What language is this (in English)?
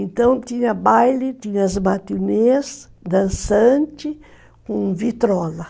Portuguese